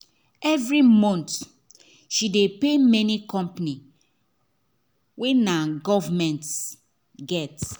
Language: Nigerian Pidgin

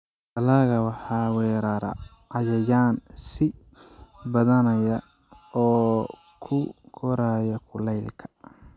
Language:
Somali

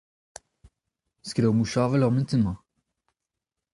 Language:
Breton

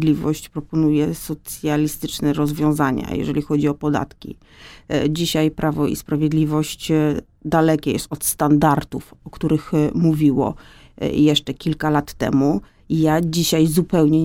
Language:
Polish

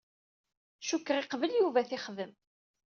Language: Kabyle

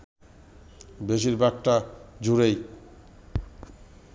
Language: Bangla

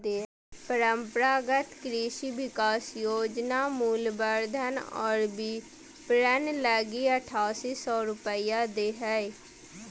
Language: Magahi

